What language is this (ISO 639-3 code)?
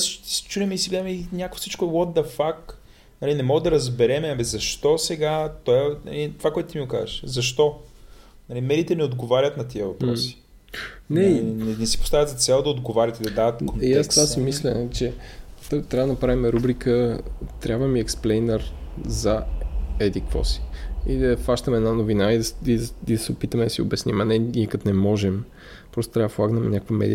bul